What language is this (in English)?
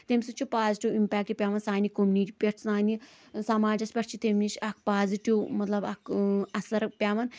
Kashmiri